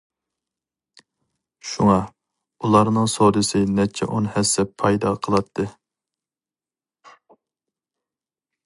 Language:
Uyghur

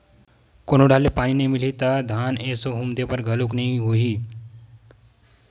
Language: Chhattisgarhi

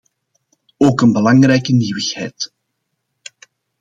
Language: Dutch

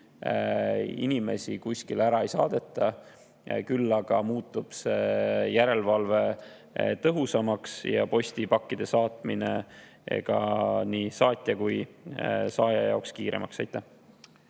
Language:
Estonian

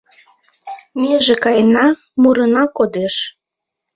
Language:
Mari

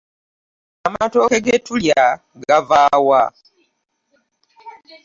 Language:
Ganda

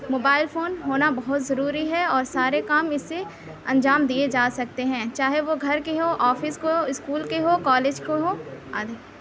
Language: Urdu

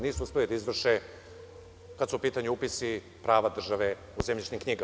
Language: Serbian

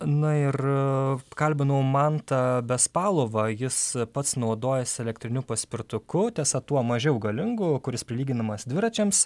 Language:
Lithuanian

